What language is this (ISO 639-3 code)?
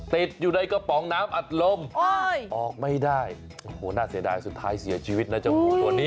tha